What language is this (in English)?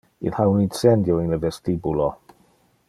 Interlingua